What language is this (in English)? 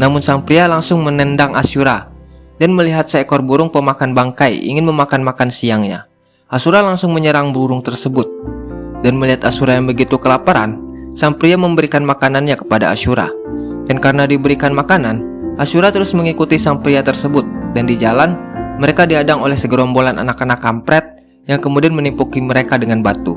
Indonesian